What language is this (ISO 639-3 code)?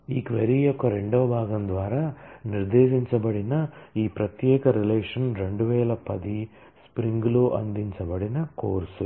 tel